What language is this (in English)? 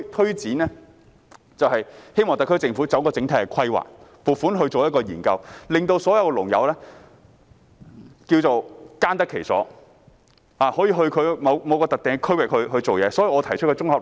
Cantonese